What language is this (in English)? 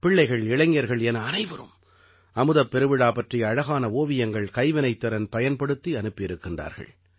Tamil